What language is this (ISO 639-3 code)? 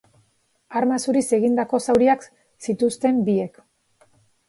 eus